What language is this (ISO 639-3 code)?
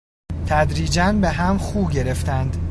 fas